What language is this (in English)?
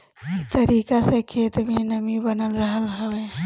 Bhojpuri